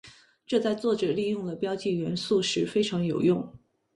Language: Chinese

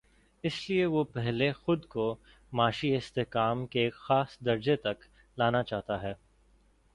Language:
Urdu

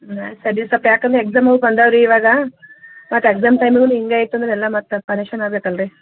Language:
Kannada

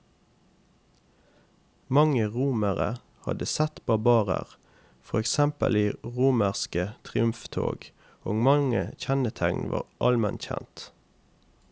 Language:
Norwegian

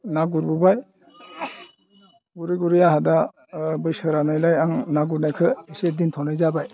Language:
Bodo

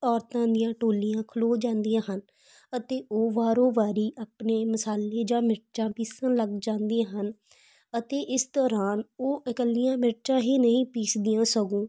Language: Punjabi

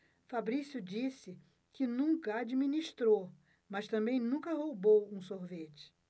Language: Portuguese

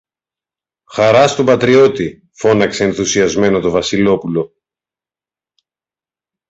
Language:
Greek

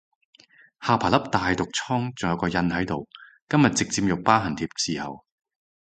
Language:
Cantonese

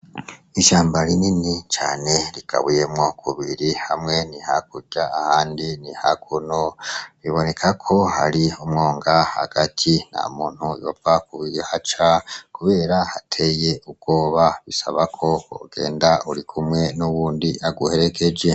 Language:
Rundi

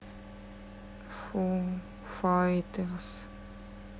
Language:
Russian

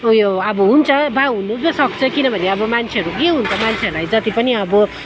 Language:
Nepali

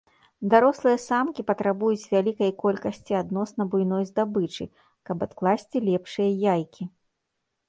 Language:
Belarusian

